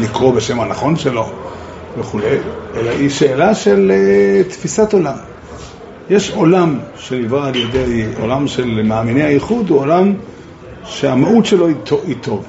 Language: Hebrew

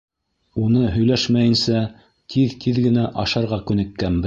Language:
Bashkir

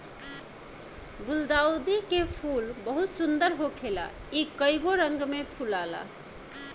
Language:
Bhojpuri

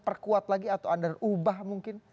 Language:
Indonesian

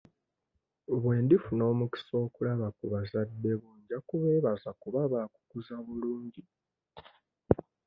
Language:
Ganda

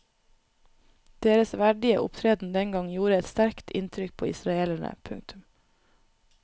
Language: Norwegian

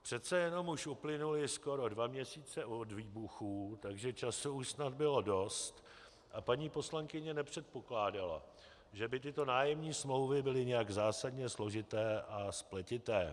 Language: Czech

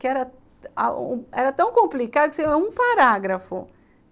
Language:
Portuguese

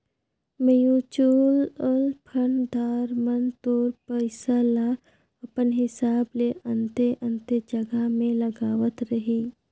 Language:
Chhattisgarhi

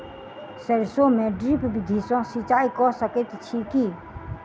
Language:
Maithili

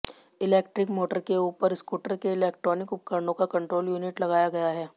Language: Hindi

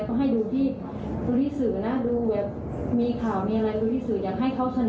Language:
Thai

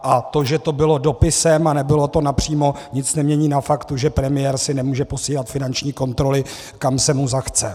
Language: Czech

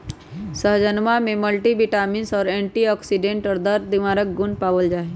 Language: Magahi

